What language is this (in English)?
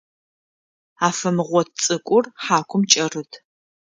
Adyghe